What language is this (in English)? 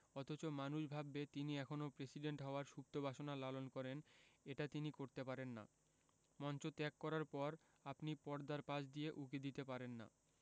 Bangla